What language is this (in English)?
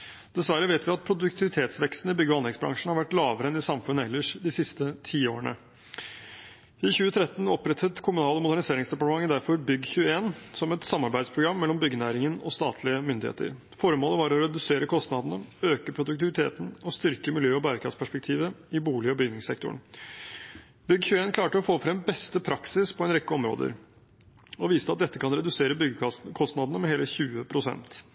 Norwegian Bokmål